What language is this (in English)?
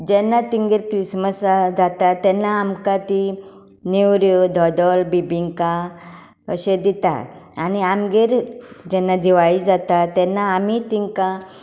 Konkani